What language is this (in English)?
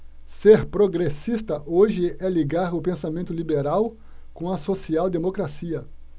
Portuguese